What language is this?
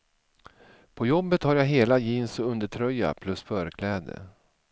Swedish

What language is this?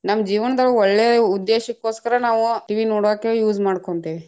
Kannada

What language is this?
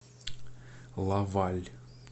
Russian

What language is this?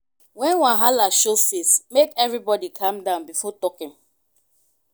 Nigerian Pidgin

